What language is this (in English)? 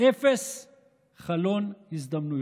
Hebrew